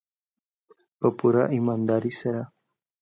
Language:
Pashto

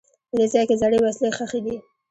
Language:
Pashto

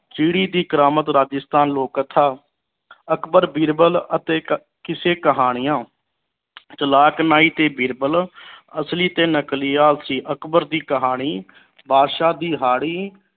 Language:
Punjabi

